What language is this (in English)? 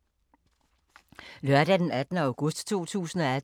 Danish